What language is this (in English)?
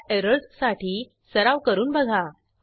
Marathi